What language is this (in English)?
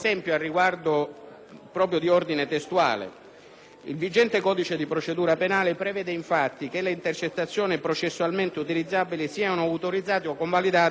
Italian